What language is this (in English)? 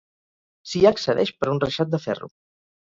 Catalan